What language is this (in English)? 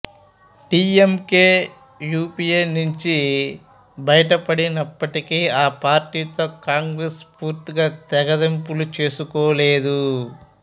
Telugu